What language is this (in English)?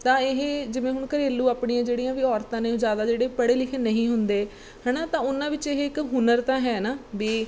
Punjabi